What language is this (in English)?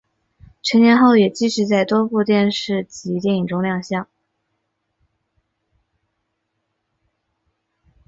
Chinese